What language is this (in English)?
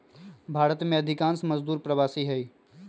Magahi